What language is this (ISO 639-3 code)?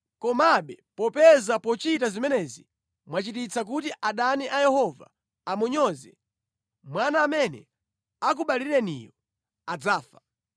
nya